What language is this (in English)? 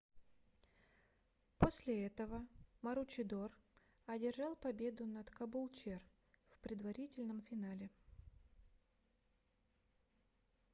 Russian